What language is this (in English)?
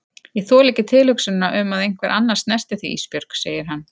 Icelandic